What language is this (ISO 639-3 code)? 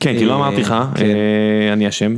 heb